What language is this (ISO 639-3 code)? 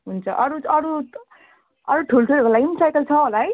nep